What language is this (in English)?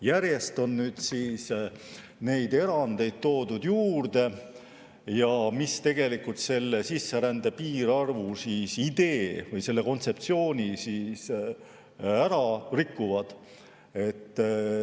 Estonian